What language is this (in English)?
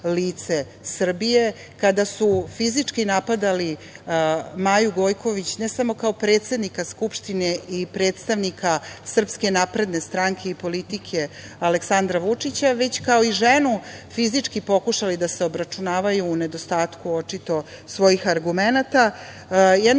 Serbian